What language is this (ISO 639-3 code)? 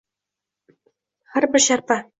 uzb